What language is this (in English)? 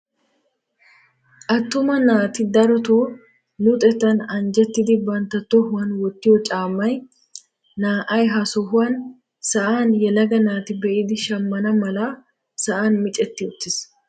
Wolaytta